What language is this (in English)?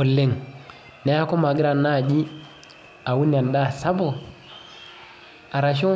Masai